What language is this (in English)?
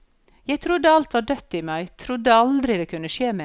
Norwegian